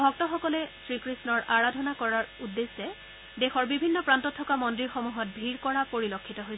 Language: Assamese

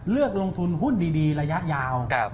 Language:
Thai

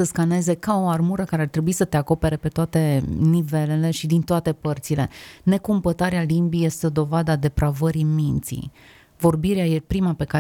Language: Romanian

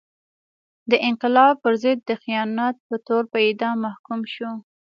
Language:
Pashto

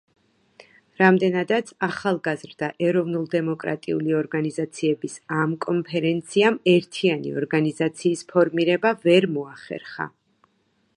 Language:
Georgian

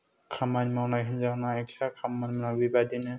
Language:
Bodo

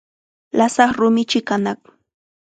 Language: Chiquián Ancash Quechua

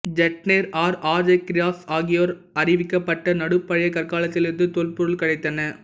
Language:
Tamil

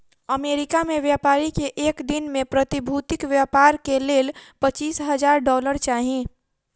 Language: Maithili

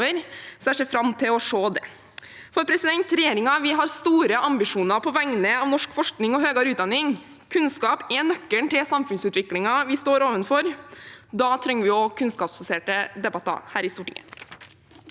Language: Norwegian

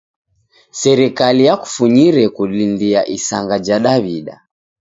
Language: Taita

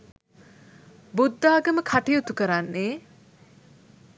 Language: Sinhala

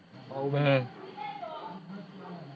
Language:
Gujarati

